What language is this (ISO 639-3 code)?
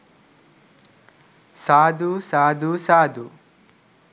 sin